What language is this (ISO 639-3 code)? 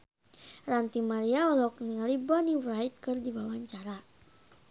sun